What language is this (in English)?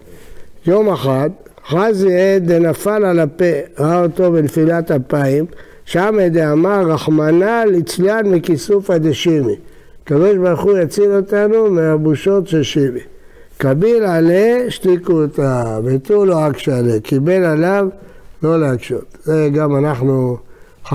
Hebrew